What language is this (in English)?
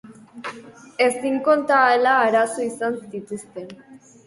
Basque